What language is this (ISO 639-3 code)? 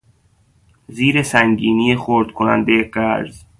fas